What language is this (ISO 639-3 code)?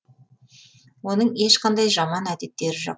kaz